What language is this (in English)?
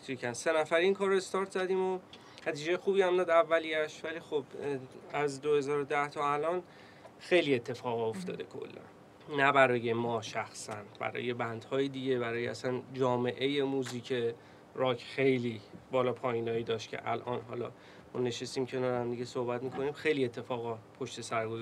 Persian